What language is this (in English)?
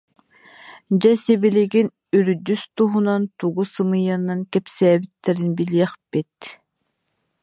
Yakut